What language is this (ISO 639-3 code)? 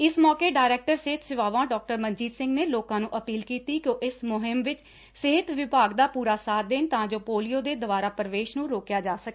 pan